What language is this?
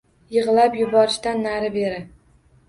Uzbek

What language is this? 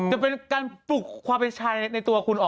Thai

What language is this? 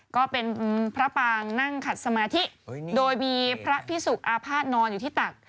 Thai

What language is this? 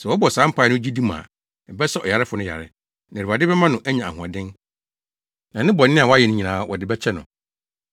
Akan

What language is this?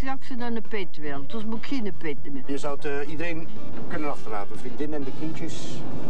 Dutch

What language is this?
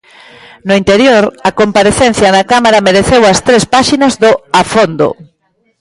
Galician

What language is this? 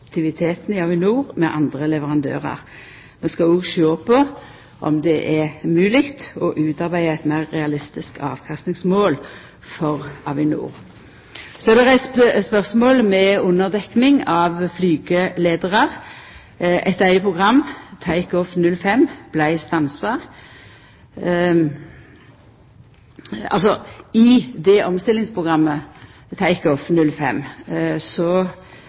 Norwegian Nynorsk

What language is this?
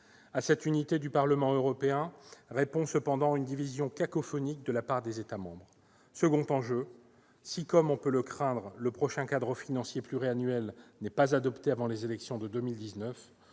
French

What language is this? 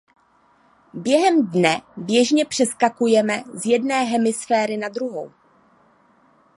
Czech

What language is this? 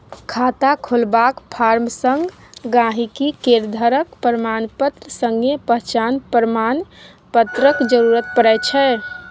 Maithili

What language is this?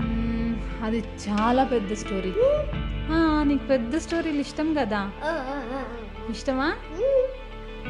Telugu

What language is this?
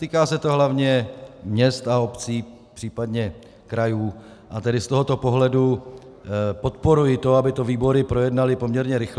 Czech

